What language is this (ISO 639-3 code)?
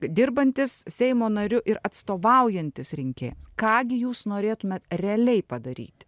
lit